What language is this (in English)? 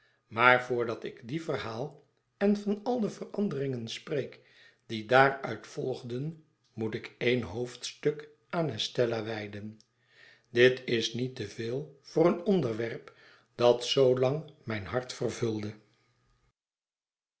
Dutch